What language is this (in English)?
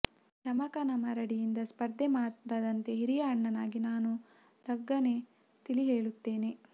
Kannada